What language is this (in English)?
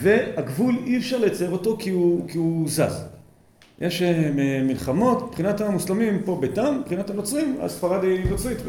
Hebrew